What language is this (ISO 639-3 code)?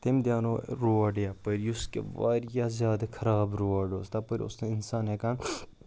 kas